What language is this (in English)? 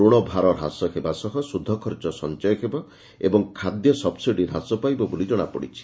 Odia